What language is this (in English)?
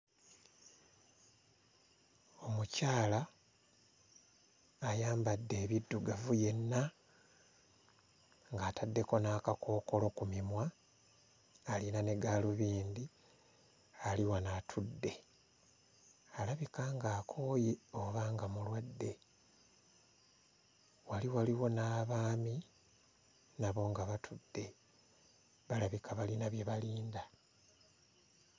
Ganda